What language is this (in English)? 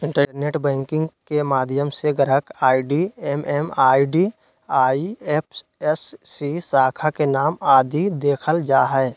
Magahi